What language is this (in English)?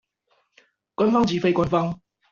Chinese